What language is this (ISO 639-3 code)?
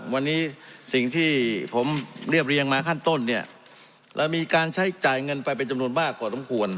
tha